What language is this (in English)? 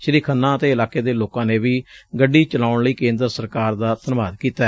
Punjabi